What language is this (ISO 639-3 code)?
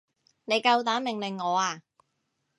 yue